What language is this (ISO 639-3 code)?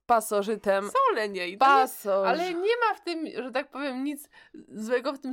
pol